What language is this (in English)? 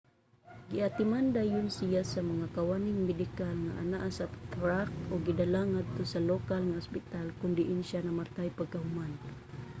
Cebuano